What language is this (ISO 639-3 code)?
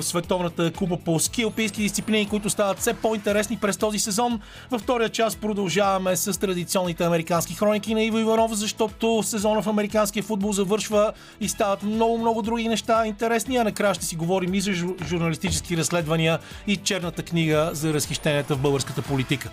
bul